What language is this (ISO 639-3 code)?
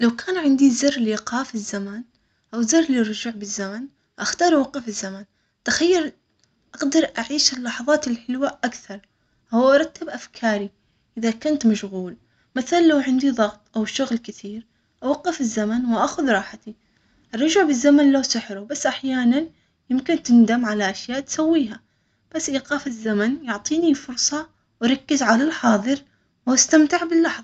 acx